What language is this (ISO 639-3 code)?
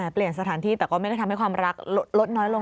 tha